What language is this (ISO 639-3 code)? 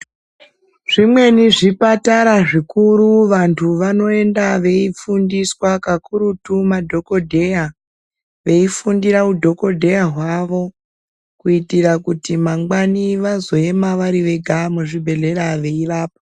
ndc